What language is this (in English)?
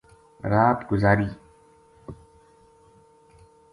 Gujari